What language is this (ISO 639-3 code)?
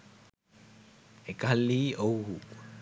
sin